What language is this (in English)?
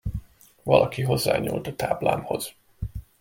Hungarian